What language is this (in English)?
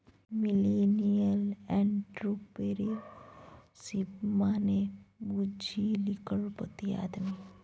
Maithili